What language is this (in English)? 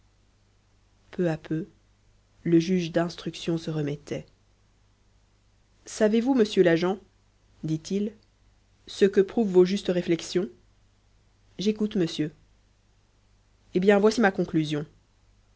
French